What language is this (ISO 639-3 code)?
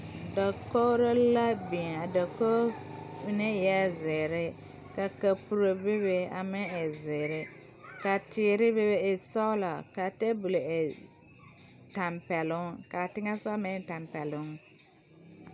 dga